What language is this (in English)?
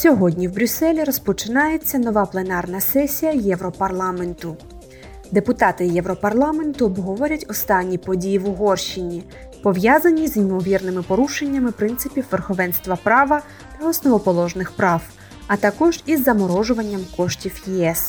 Ukrainian